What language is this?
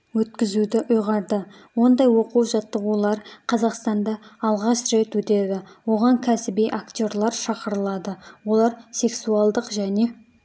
Kazakh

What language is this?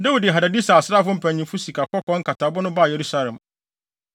Akan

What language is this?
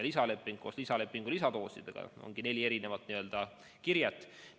Estonian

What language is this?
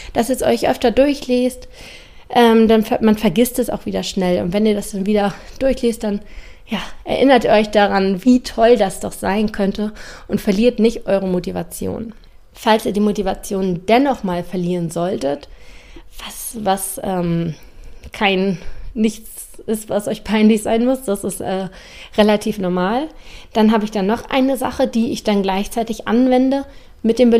German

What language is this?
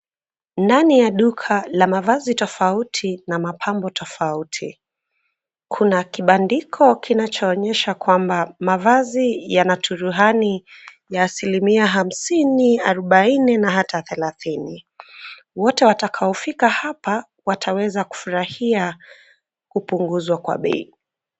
Swahili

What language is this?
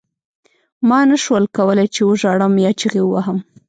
Pashto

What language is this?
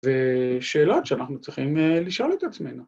Hebrew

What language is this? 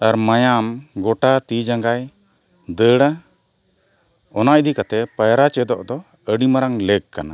Santali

